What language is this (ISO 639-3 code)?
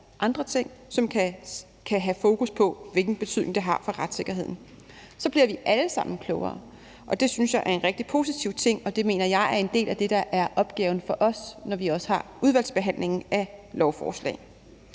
dan